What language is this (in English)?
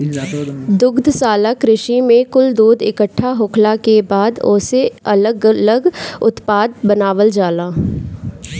Bhojpuri